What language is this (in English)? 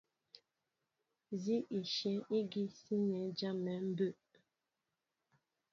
Mbo (Cameroon)